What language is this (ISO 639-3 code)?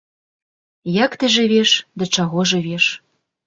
bel